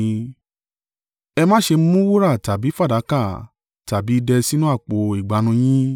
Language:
Yoruba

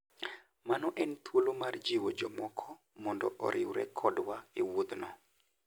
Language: Luo (Kenya and Tanzania)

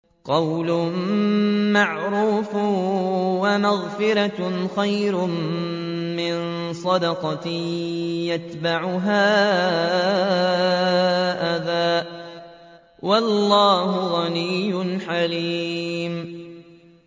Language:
Arabic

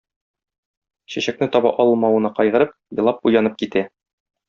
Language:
Tatar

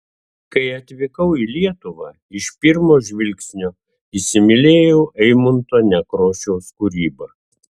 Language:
Lithuanian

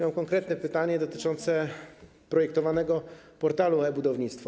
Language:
Polish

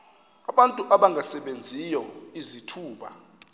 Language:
Xhosa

